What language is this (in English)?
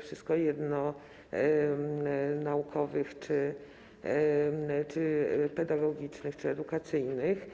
Polish